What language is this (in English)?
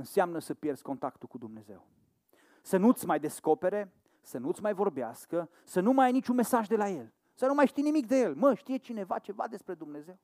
Romanian